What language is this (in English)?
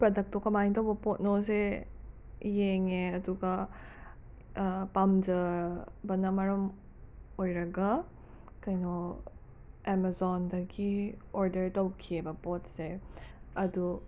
Manipuri